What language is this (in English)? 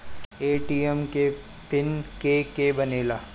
Bhojpuri